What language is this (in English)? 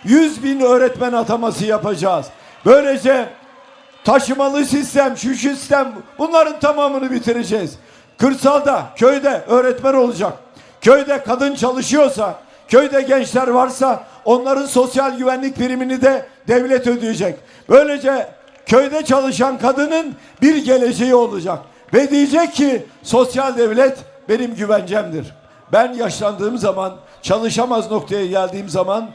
Turkish